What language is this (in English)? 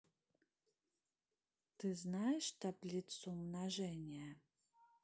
Russian